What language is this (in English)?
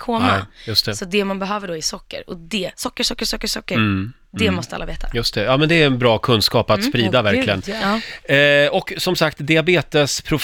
Swedish